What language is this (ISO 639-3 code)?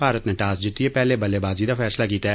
doi